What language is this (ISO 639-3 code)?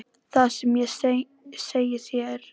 isl